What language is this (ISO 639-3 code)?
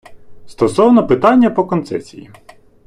ukr